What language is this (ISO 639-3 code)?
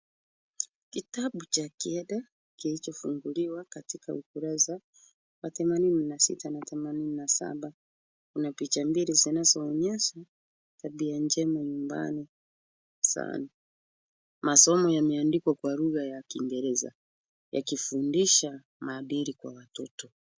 swa